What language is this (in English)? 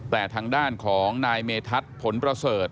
Thai